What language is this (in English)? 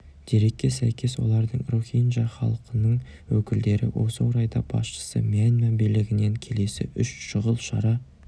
Kazakh